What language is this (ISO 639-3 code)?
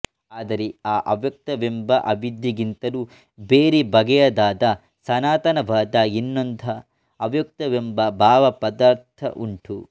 kan